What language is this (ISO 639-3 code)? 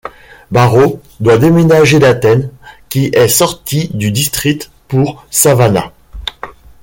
fra